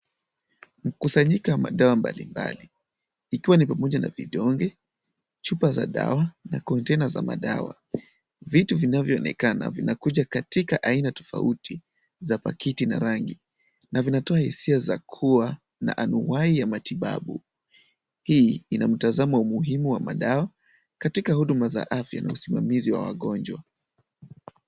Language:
Swahili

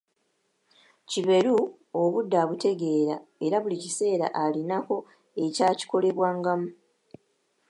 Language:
Ganda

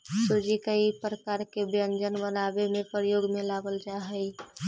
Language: Magahi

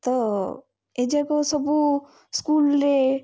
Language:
Odia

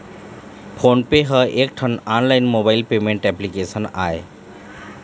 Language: Chhattisgarhi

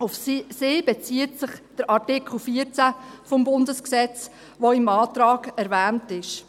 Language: Swiss German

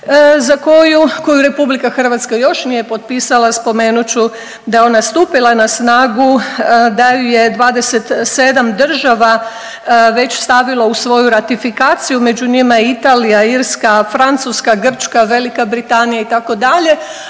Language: Croatian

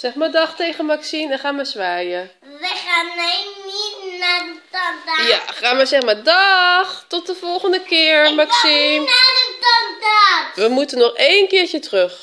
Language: Dutch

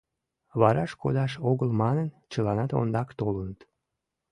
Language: Mari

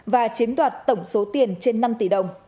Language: Vietnamese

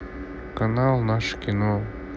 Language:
Russian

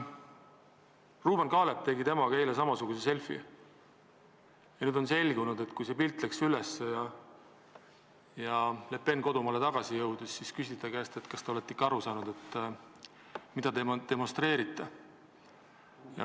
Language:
Estonian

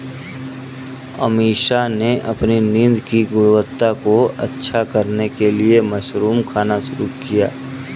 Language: Hindi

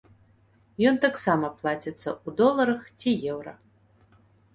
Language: Belarusian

